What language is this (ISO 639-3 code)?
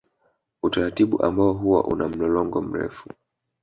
swa